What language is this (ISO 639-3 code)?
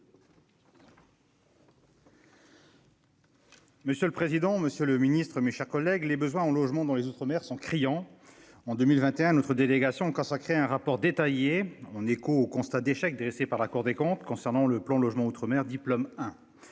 fra